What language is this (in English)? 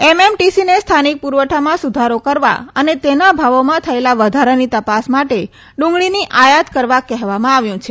Gujarati